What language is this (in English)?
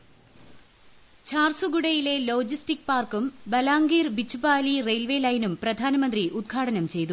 Malayalam